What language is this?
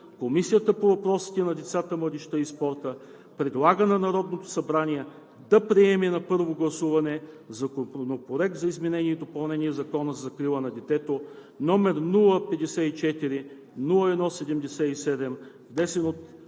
Bulgarian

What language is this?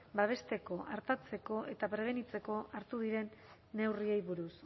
Basque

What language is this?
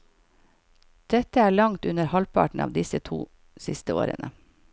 Norwegian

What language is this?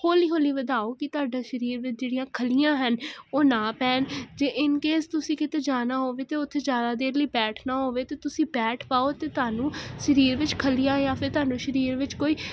Punjabi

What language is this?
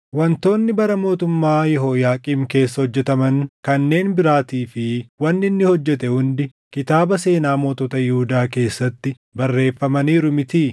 Oromo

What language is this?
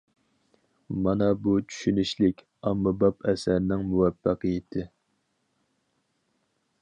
Uyghur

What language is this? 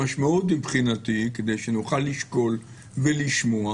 Hebrew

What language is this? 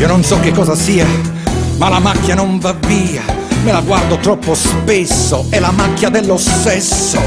Italian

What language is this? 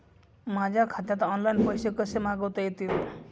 Marathi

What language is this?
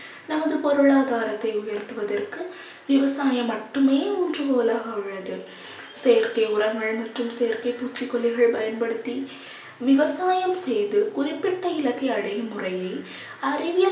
Tamil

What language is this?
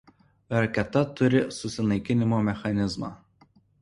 Lithuanian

